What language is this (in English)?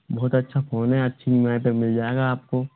Hindi